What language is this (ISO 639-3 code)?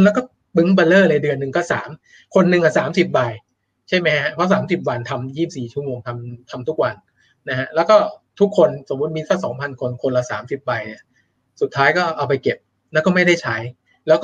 tha